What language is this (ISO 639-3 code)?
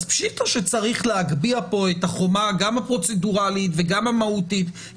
heb